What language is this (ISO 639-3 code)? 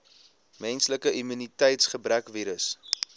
afr